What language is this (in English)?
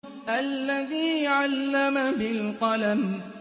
Arabic